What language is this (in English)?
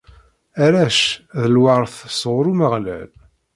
Kabyle